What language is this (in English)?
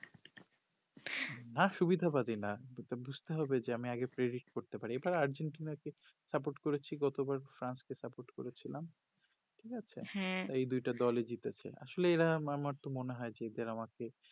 Bangla